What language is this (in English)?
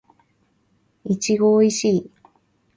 Japanese